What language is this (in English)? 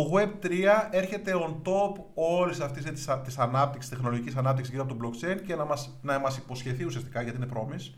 Greek